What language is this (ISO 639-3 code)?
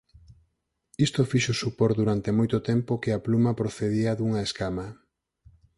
glg